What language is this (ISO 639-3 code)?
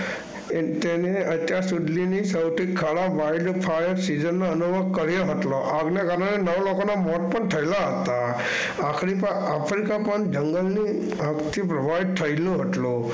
guj